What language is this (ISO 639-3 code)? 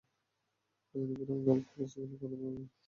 ben